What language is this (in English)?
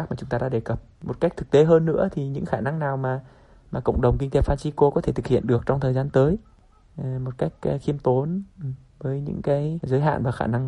Vietnamese